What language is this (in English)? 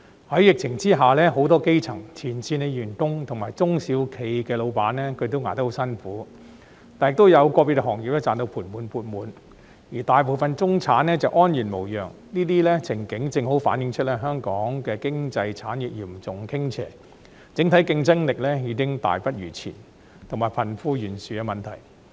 Cantonese